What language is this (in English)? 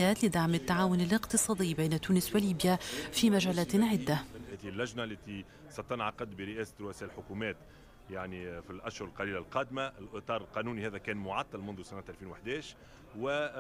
Arabic